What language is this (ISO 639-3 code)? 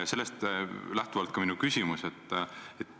est